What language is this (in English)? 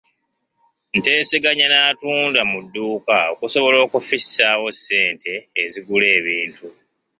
Ganda